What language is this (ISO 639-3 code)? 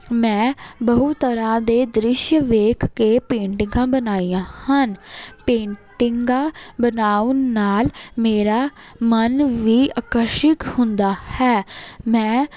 pan